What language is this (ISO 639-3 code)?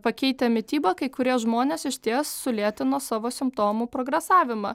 lit